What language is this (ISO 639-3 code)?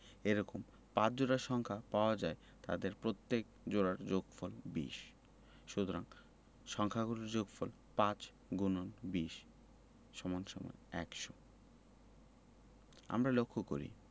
ben